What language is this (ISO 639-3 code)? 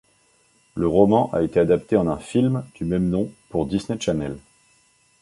fra